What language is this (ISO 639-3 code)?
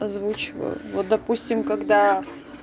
rus